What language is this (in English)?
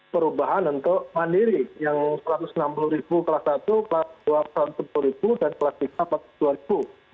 Indonesian